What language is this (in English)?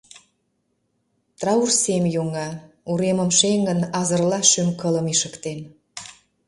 Mari